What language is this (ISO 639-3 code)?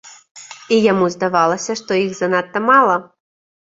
bel